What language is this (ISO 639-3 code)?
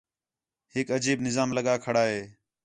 xhe